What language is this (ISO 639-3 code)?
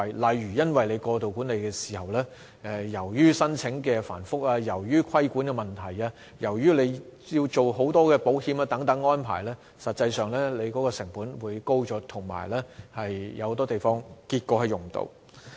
yue